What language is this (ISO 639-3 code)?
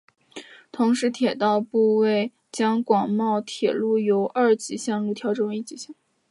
zho